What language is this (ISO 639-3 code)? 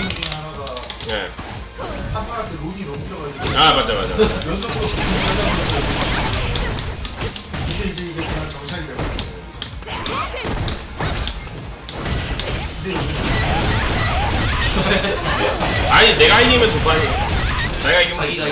kor